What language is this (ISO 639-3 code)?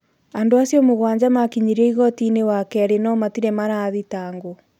kik